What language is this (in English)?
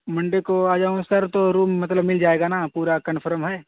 Urdu